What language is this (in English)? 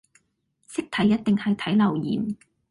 Cantonese